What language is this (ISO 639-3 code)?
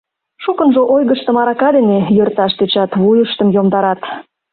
chm